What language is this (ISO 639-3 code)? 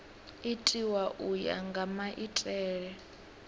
ven